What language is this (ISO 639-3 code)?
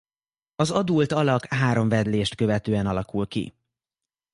hun